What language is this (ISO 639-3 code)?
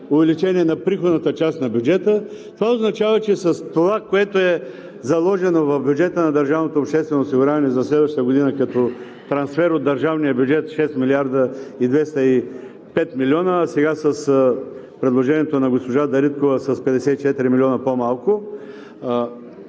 bul